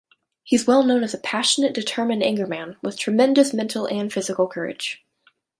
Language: English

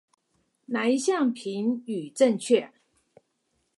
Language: Chinese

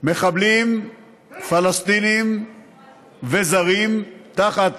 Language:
Hebrew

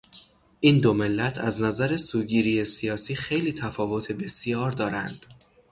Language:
Persian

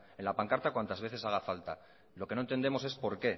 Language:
Spanish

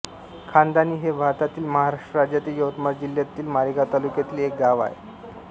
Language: Marathi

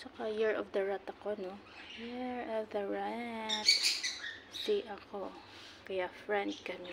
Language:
Filipino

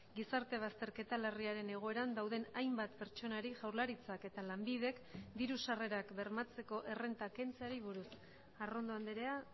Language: Basque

